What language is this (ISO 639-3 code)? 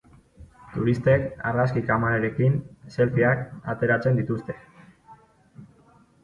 eus